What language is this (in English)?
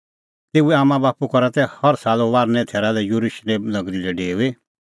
Kullu Pahari